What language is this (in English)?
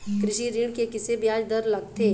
Chhattisgarhi